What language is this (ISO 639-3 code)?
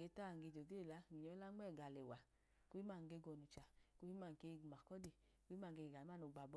idu